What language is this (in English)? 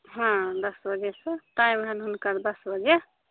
Maithili